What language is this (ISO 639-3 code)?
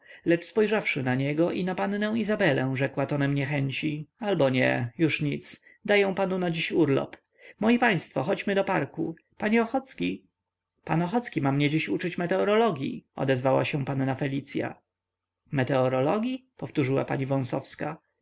pol